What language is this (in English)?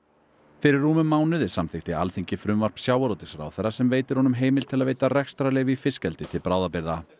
Icelandic